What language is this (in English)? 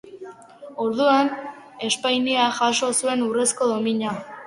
Basque